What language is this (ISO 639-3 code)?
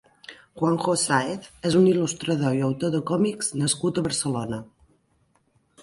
cat